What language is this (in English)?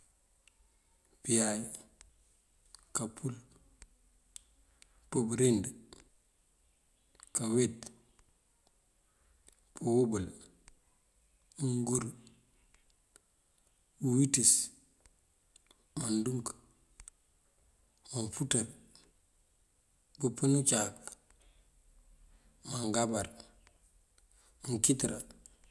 Mandjak